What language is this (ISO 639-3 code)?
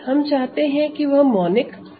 hin